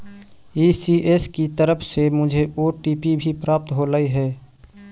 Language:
Magahi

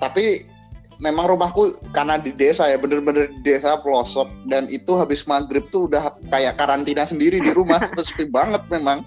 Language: Indonesian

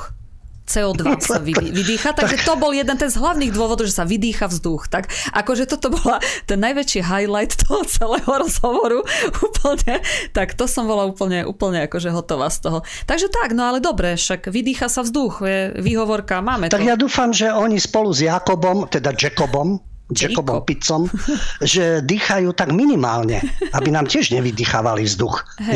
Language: Slovak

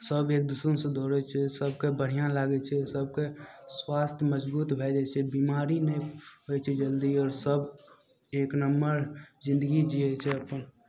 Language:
Maithili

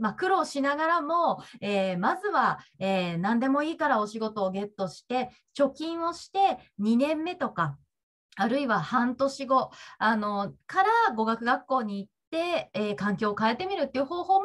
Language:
Japanese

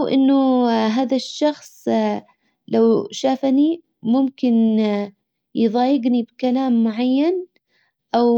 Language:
Hijazi Arabic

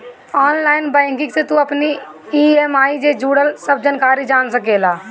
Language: Bhojpuri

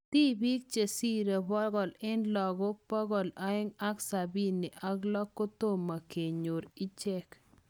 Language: Kalenjin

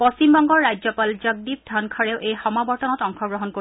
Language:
Assamese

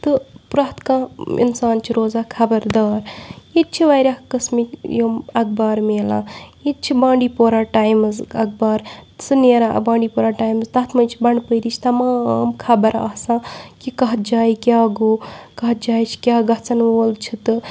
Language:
Kashmiri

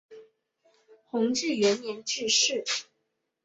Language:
Chinese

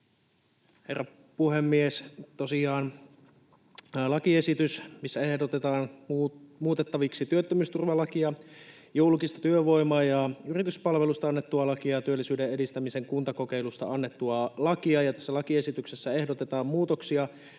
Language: Finnish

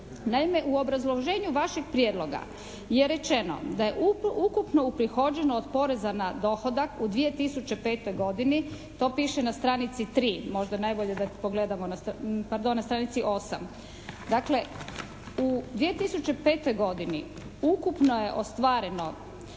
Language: Croatian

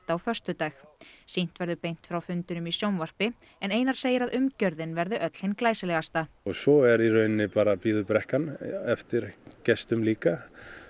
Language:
Icelandic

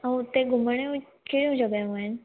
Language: Sindhi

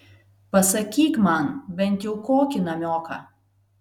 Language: Lithuanian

